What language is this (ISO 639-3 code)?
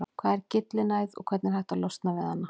isl